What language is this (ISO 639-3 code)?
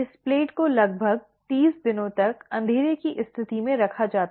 hin